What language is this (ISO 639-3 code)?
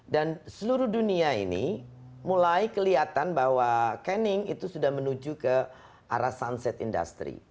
ind